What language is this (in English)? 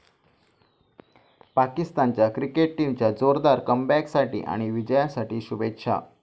Marathi